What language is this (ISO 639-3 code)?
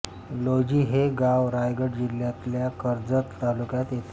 mar